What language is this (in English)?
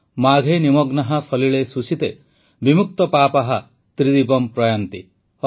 Odia